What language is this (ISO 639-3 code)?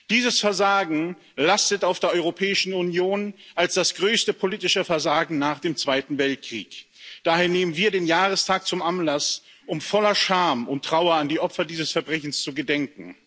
deu